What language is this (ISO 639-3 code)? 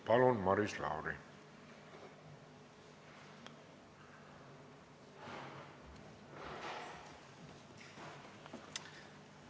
est